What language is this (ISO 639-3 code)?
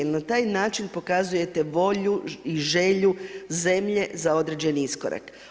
hrv